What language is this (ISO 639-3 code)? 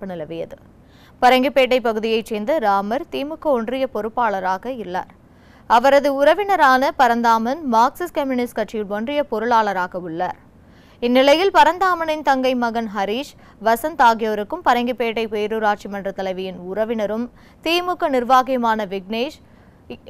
tur